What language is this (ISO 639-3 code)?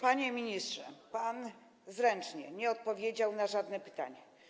pol